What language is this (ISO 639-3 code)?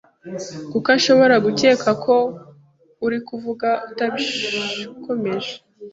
kin